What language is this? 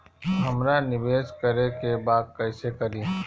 Bhojpuri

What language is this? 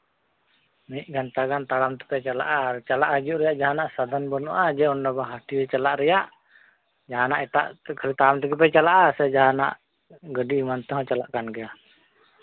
Santali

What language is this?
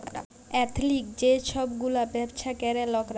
Bangla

